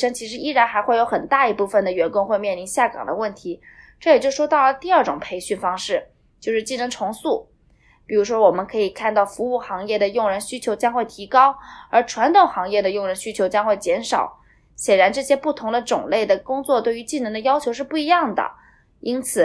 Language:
Chinese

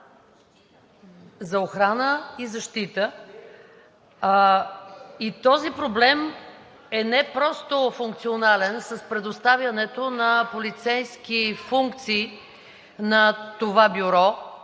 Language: Bulgarian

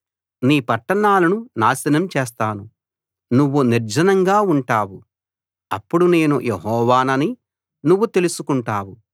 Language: Telugu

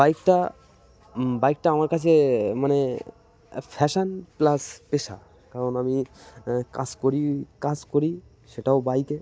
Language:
Bangla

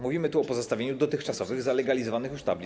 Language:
Polish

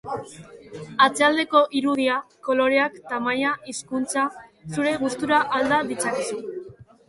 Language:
Basque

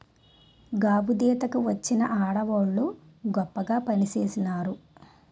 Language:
Telugu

